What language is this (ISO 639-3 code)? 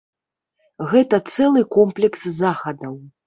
bel